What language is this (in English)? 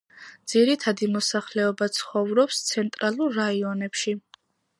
Georgian